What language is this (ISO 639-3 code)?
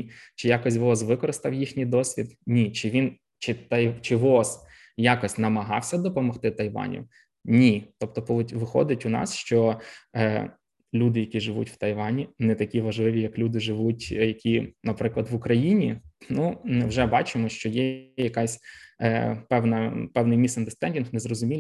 ukr